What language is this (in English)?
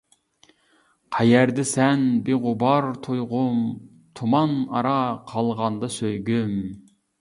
Uyghur